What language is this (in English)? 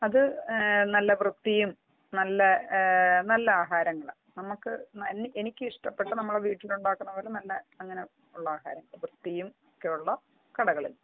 Malayalam